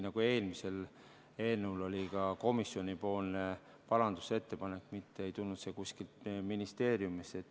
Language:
Estonian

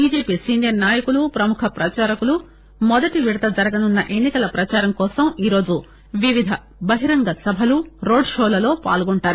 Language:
Telugu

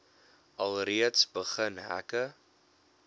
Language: Afrikaans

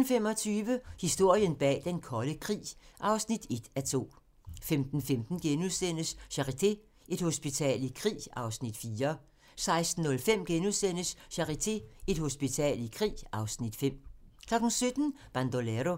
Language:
Danish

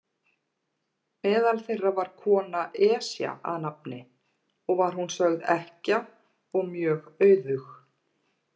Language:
Icelandic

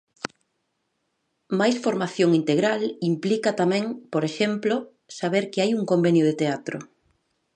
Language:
Galician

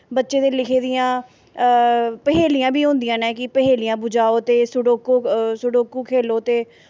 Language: Dogri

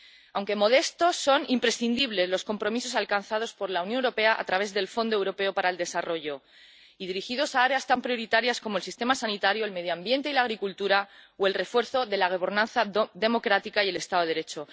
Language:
Spanish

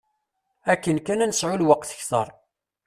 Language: Kabyle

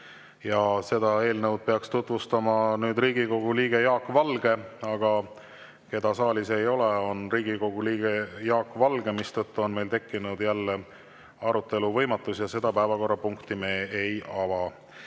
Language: Estonian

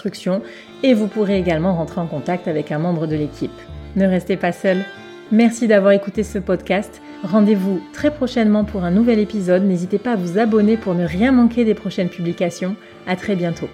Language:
French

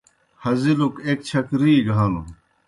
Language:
Kohistani Shina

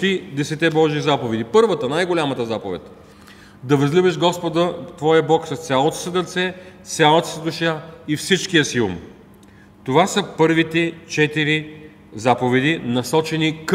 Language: Bulgarian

